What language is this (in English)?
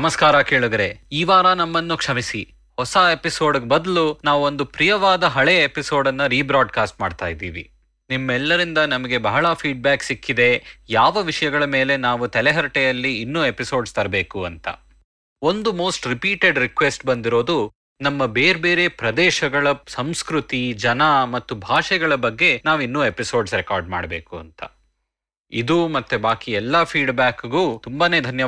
Kannada